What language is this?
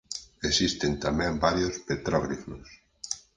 Galician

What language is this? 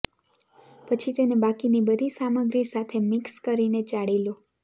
Gujarati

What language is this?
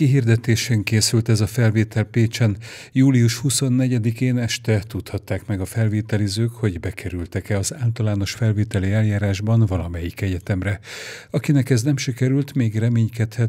Hungarian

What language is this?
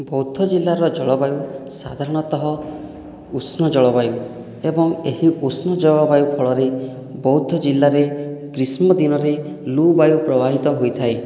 Odia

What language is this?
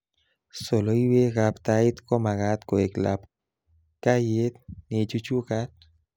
Kalenjin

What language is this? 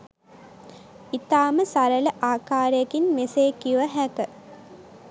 Sinhala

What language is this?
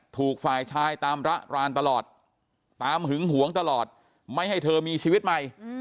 Thai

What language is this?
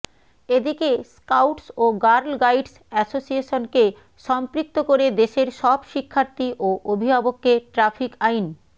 Bangla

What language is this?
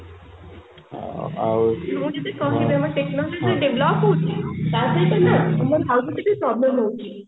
Odia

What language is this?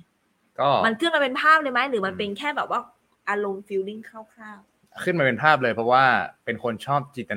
Thai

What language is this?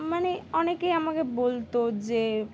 Bangla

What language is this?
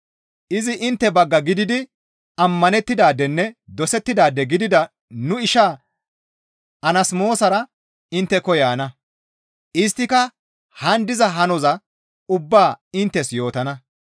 Gamo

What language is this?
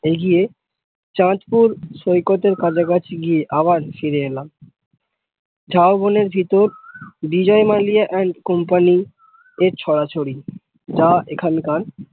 Bangla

